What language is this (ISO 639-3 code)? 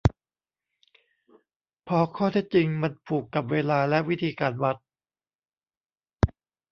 tha